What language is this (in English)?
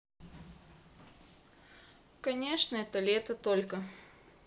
Russian